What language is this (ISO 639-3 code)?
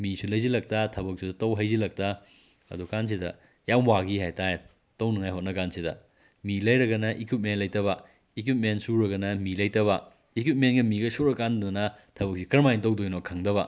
mni